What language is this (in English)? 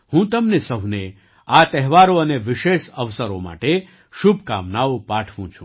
Gujarati